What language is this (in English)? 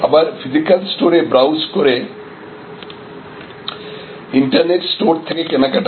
Bangla